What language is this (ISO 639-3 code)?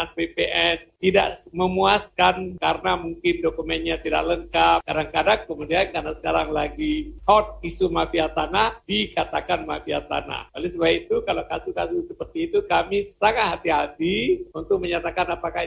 ind